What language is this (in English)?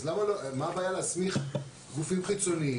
Hebrew